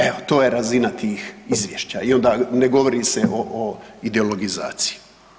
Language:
Croatian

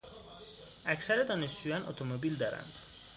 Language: Persian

